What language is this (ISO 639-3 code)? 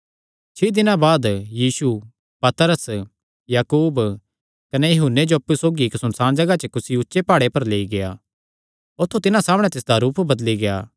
xnr